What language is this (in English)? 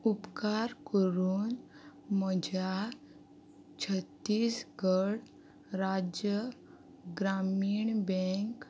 Konkani